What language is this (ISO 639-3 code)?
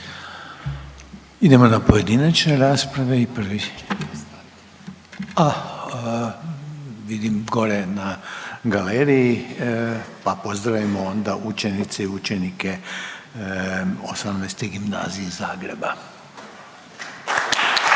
hrv